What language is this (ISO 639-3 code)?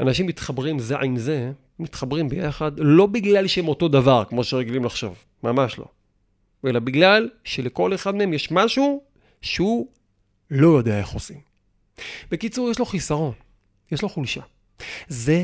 heb